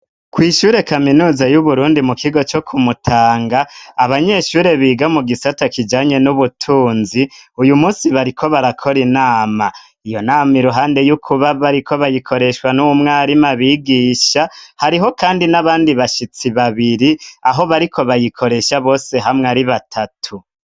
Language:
Rundi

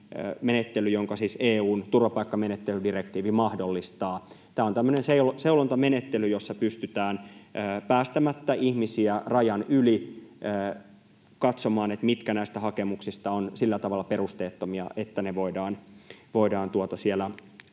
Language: Finnish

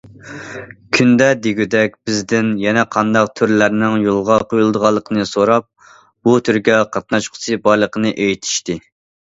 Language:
Uyghur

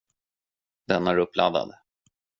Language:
Swedish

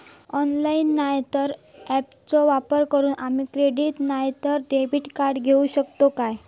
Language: Marathi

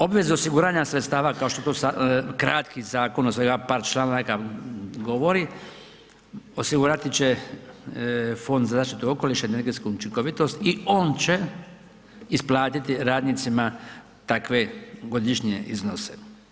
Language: Croatian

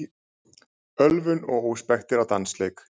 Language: Icelandic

